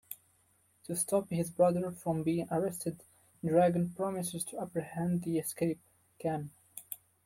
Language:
English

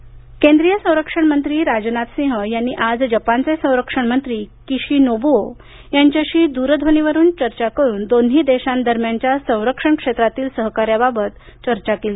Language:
Marathi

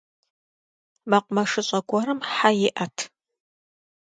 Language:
Kabardian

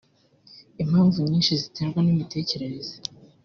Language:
Kinyarwanda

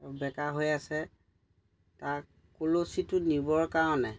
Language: Assamese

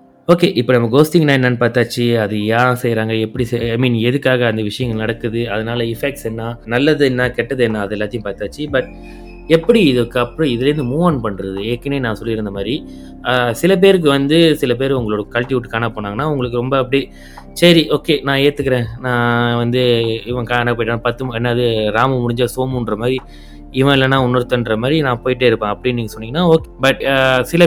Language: Tamil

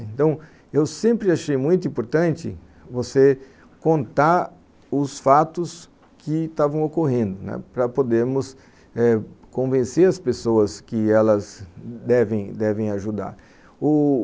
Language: Portuguese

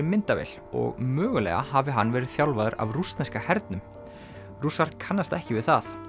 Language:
Icelandic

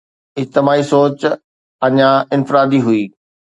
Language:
Sindhi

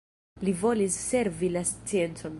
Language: Esperanto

